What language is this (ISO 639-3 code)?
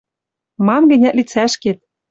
mrj